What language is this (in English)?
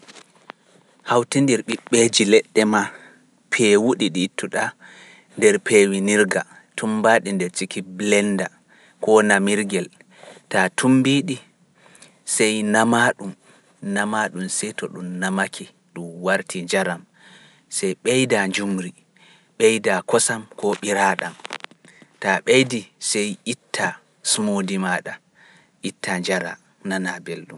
Pular